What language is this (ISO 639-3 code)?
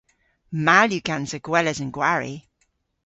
cor